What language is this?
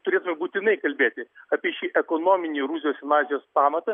Lithuanian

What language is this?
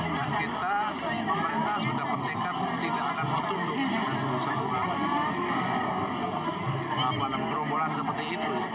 Indonesian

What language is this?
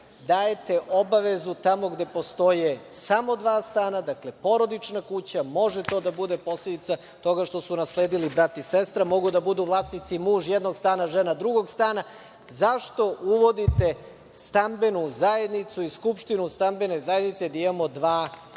Serbian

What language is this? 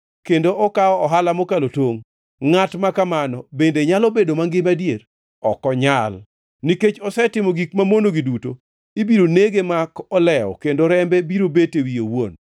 Luo (Kenya and Tanzania)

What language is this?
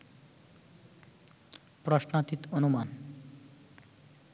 Bangla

